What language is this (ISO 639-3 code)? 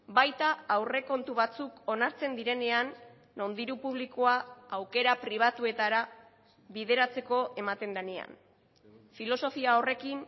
eus